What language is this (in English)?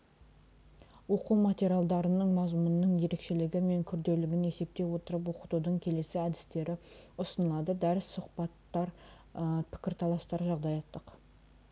Kazakh